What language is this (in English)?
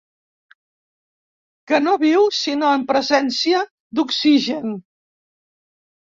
Catalan